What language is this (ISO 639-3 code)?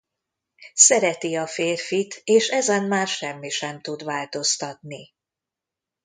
hun